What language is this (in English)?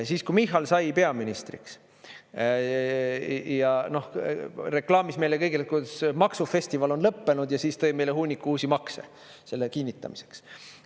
Estonian